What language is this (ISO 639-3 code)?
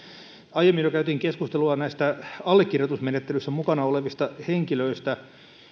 fin